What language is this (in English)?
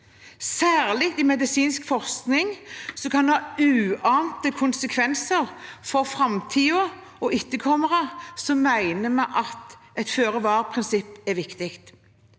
Norwegian